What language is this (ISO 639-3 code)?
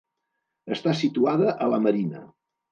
cat